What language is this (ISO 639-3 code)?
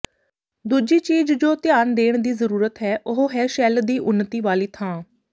pan